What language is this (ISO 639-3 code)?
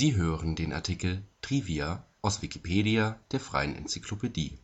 deu